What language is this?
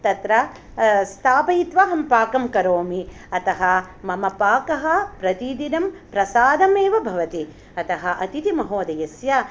Sanskrit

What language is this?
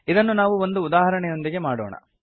Kannada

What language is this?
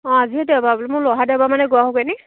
Assamese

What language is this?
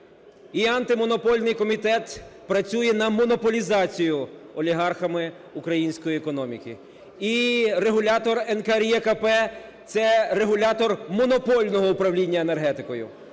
Ukrainian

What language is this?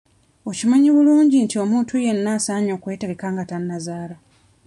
Ganda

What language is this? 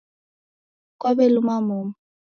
Taita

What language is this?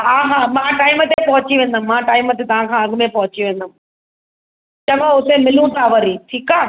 Sindhi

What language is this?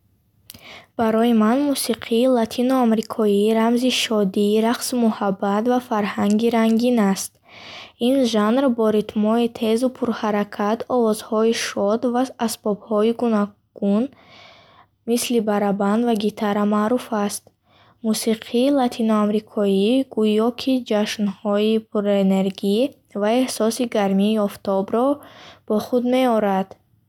Bukharic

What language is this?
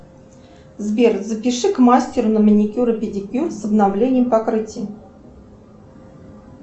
Russian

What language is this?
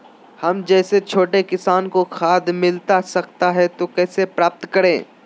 Magahi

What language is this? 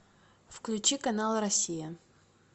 Russian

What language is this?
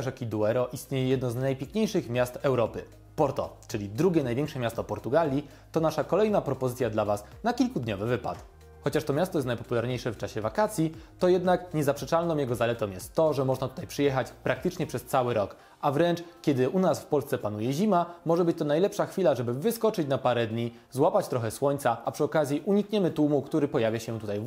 Polish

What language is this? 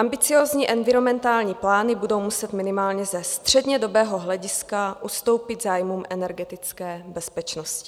Czech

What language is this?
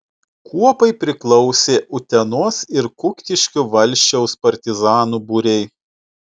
Lithuanian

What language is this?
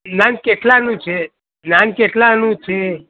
Gujarati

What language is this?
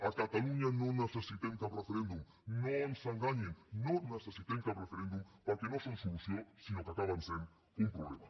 Catalan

